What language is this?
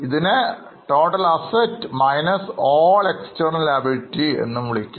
Malayalam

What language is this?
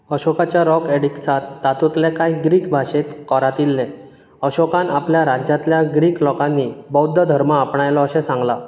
Konkani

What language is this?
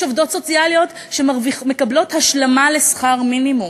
Hebrew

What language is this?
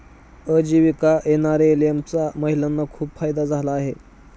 Marathi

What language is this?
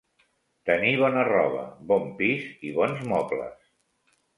Catalan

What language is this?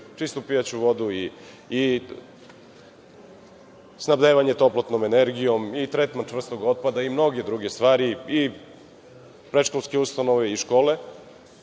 Serbian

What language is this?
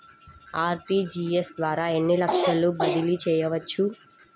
Telugu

